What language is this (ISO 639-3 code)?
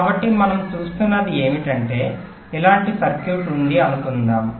tel